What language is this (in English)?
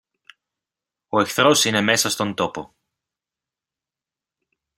Greek